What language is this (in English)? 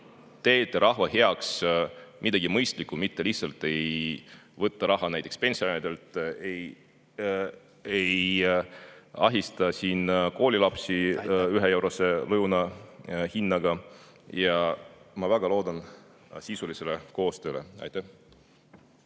Estonian